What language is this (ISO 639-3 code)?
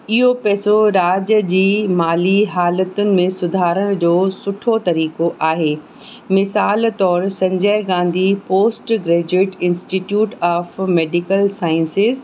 snd